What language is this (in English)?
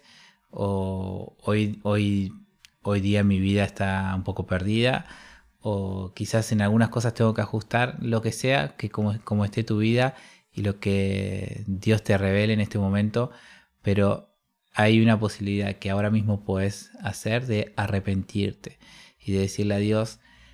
Spanish